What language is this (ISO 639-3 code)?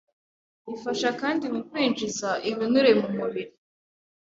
kin